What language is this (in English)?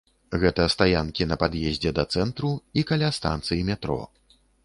Belarusian